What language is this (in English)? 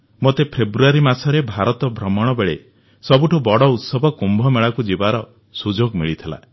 Odia